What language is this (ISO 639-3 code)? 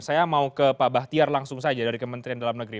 ind